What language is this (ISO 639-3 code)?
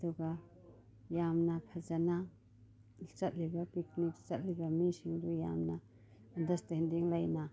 mni